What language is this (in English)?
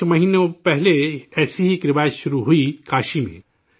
Urdu